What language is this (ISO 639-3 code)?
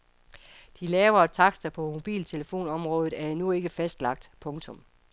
dan